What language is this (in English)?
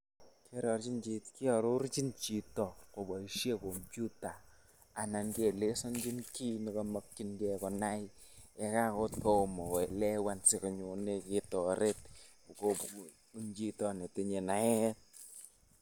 Kalenjin